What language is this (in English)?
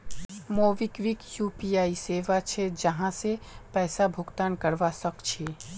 Magahi